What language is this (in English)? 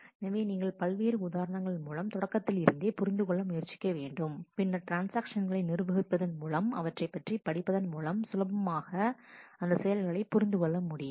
Tamil